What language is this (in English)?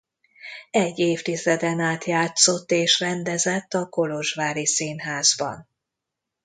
Hungarian